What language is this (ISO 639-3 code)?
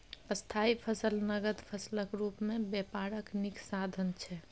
mai